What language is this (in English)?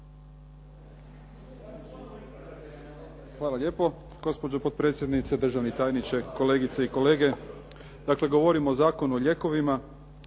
Croatian